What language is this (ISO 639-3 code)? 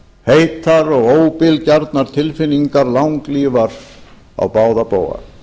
isl